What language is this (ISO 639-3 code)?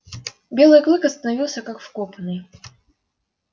rus